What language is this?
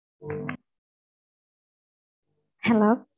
Tamil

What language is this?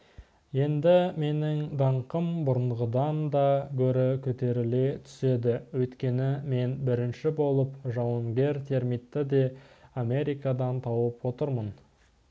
Kazakh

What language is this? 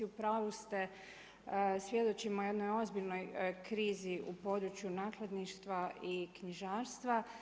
Croatian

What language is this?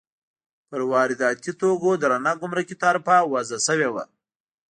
Pashto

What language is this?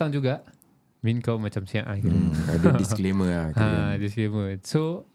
Malay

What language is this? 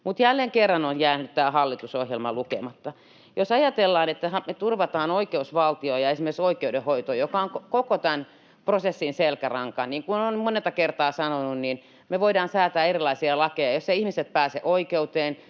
Finnish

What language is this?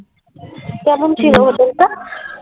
Bangla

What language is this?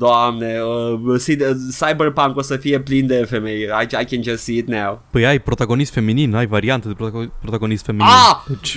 Romanian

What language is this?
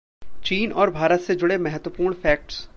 Hindi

